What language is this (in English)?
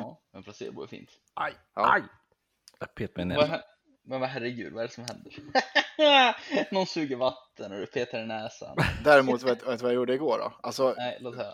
Swedish